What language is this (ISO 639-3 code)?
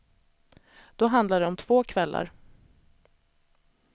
swe